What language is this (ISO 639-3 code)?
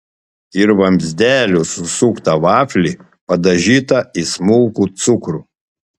lit